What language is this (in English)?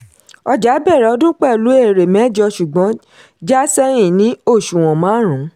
Yoruba